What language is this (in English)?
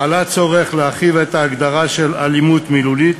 Hebrew